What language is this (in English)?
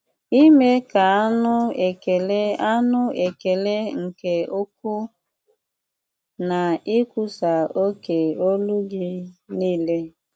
Igbo